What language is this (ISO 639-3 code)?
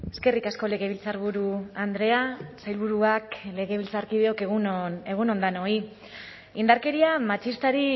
eus